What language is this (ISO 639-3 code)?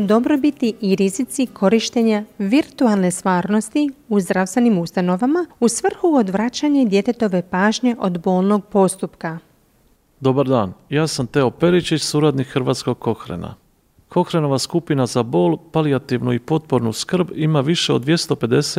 hrv